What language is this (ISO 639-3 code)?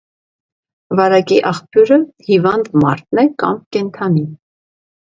hye